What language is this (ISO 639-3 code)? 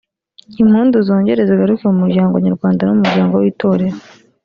kin